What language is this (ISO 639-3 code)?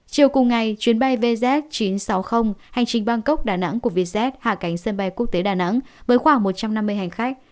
vie